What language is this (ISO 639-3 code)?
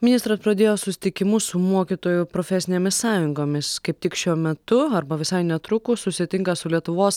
lit